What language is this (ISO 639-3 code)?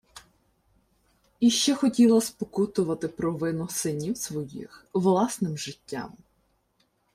ukr